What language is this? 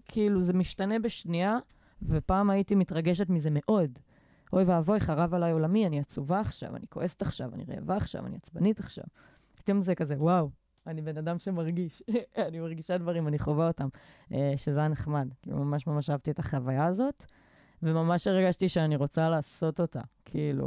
Hebrew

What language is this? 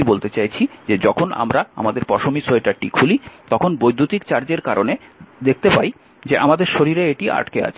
Bangla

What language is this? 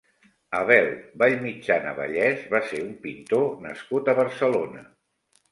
Catalan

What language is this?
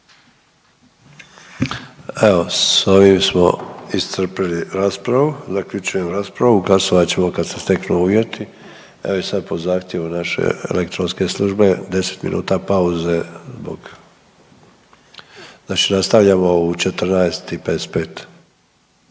Croatian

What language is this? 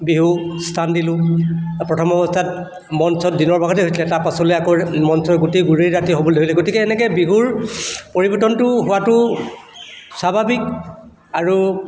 Assamese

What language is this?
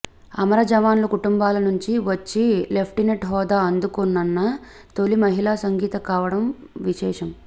Telugu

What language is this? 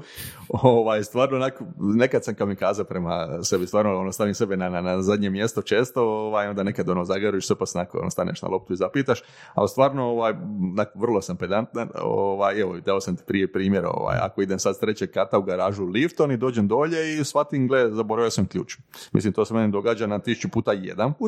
Croatian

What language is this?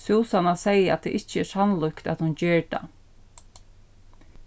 Faroese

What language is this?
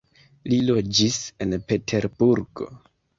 Esperanto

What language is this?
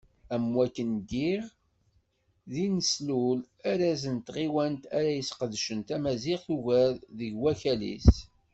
Kabyle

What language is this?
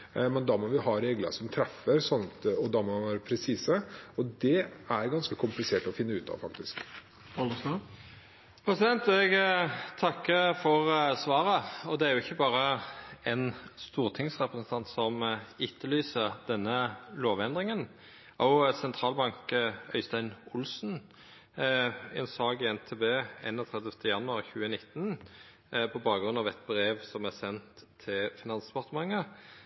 Norwegian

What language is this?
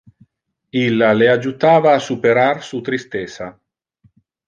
Interlingua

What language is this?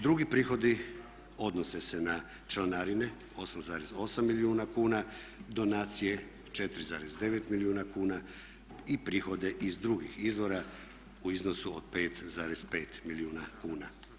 Croatian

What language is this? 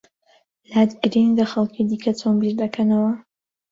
Central Kurdish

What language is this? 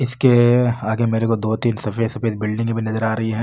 Marwari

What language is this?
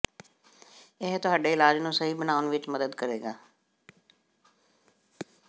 Punjabi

